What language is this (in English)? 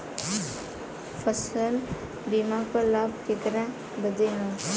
Bhojpuri